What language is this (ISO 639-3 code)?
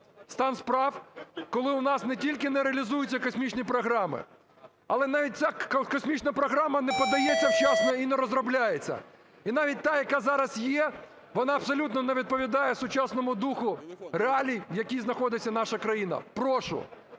ukr